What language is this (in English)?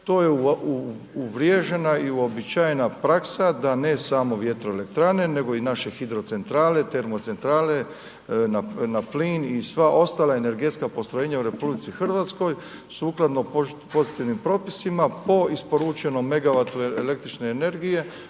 Croatian